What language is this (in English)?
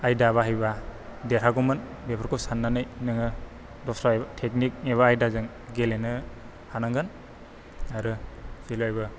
Bodo